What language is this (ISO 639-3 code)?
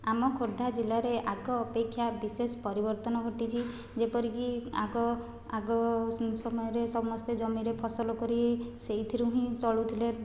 ori